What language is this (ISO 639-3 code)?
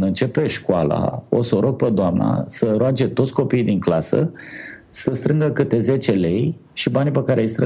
ron